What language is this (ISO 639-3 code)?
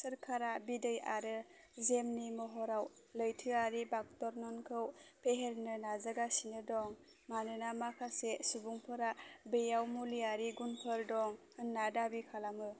brx